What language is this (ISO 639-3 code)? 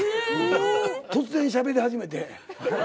jpn